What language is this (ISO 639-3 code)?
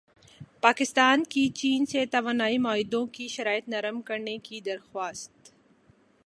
urd